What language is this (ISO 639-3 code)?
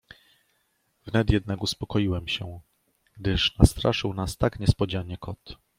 pol